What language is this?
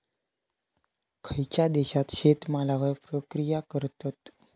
Marathi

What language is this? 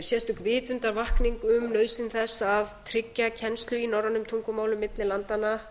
Icelandic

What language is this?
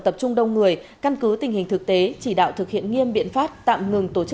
Vietnamese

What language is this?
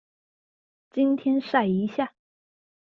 Chinese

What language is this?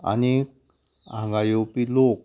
Konkani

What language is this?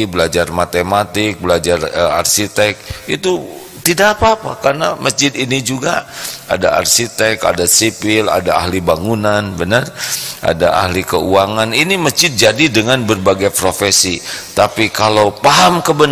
Indonesian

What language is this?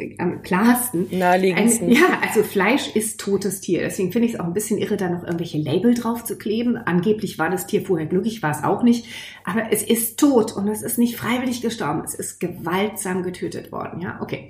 German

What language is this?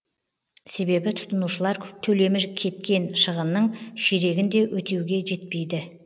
Kazakh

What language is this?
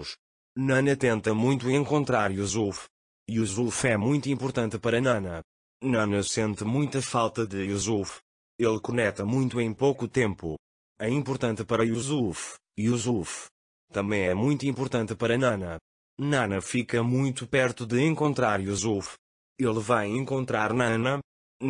Portuguese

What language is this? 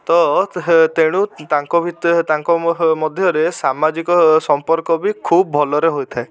Odia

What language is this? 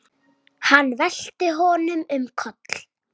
Icelandic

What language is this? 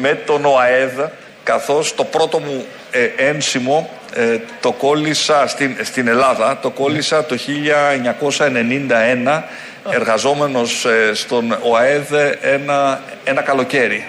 Greek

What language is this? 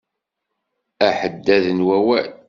Kabyle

